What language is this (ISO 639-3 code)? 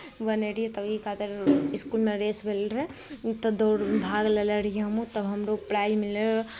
mai